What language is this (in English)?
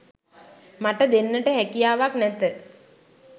Sinhala